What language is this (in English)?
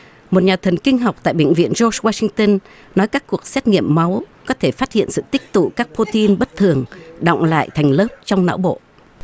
Vietnamese